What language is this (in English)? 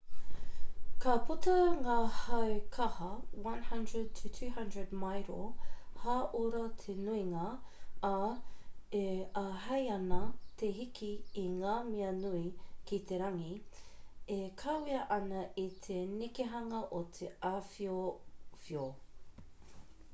Māori